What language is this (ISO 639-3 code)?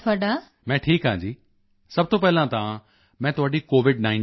pan